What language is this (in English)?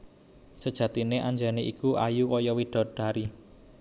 Javanese